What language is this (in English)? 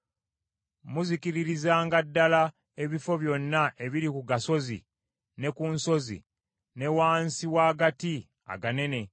Ganda